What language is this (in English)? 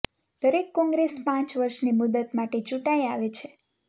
Gujarati